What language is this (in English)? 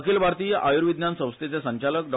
Konkani